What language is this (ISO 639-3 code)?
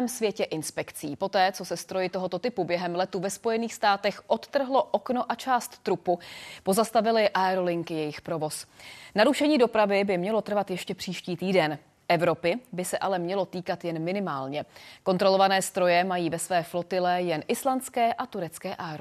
ces